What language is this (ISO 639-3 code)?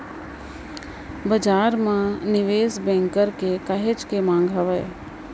hne